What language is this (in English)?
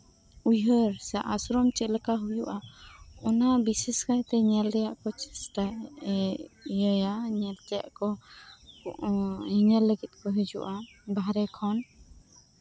Santali